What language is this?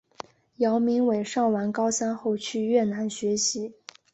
Chinese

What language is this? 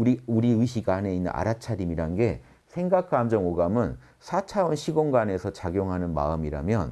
Korean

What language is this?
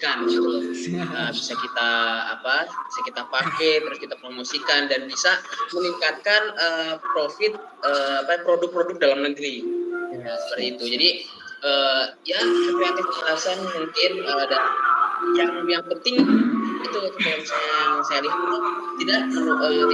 Indonesian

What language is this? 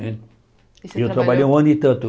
Portuguese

